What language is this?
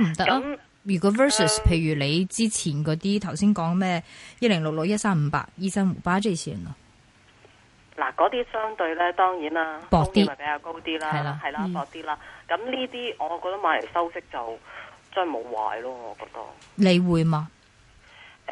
Chinese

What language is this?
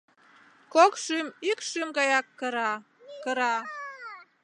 Mari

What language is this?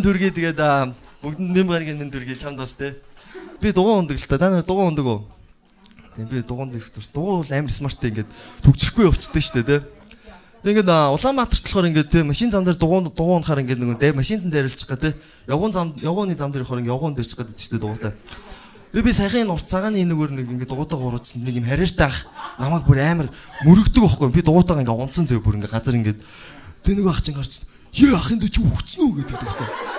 Korean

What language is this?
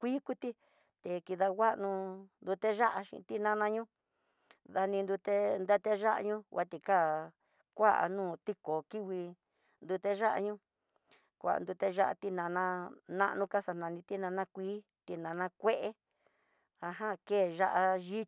Tidaá Mixtec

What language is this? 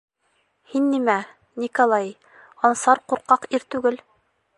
Bashkir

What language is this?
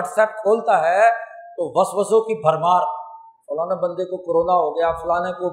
Urdu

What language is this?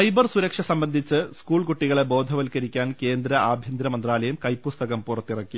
Malayalam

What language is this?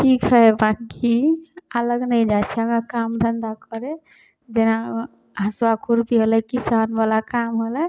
Maithili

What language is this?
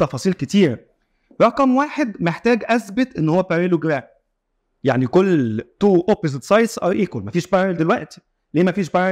Arabic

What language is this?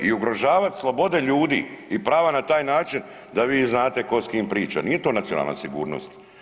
Croatian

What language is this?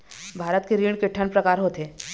Chhattisgarhi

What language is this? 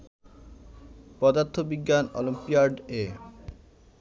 Bangla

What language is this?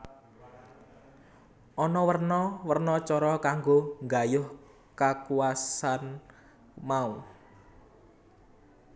Javanese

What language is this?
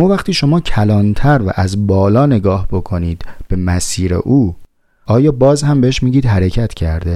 Persian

